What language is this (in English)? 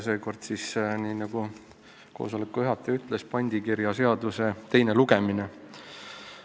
Estonian